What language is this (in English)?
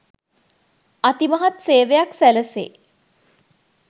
Sinhala